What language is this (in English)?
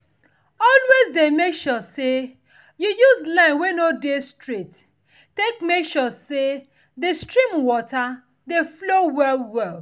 Nigerian Pidgin